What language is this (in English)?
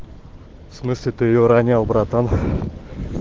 Russian